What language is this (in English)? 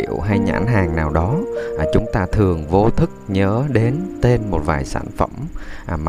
Vietnamese